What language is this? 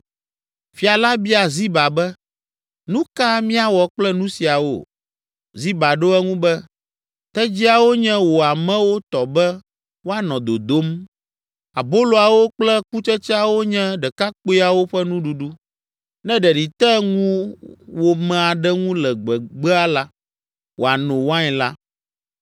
Ewe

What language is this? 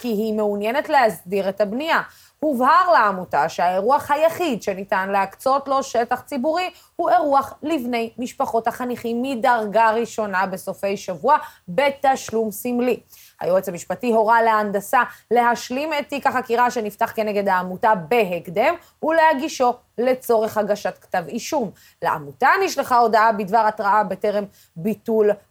Hebrew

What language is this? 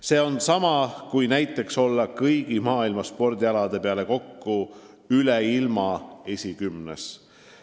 Estonian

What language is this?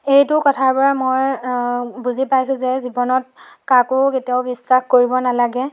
Assamese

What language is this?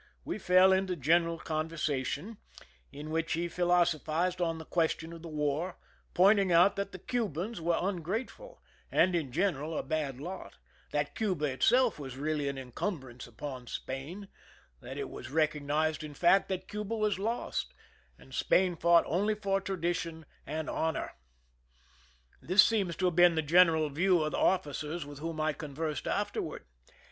English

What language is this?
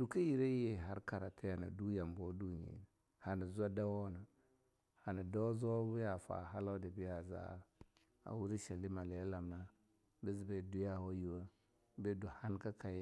Longuda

